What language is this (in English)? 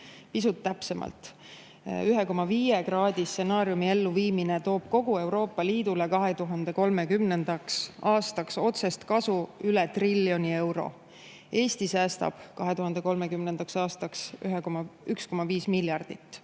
Estonian